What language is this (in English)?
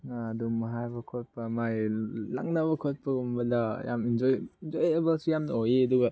Manipuri